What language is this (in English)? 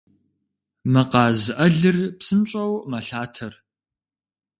Kabardian